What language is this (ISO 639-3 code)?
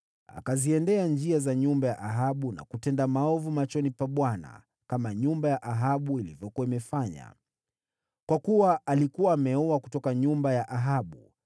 swa